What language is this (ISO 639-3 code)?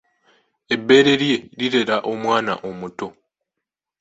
lug